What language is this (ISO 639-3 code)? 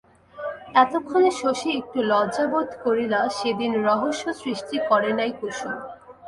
ben